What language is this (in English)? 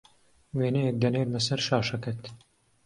Central Kurdish